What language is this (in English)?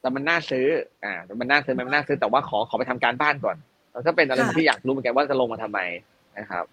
Thai